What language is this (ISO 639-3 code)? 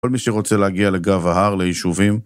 heb